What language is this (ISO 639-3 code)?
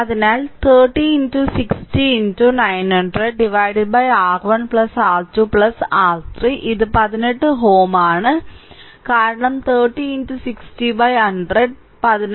mal